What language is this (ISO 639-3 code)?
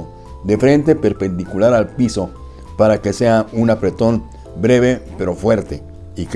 spa